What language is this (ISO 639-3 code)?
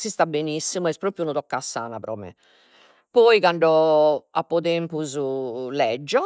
srd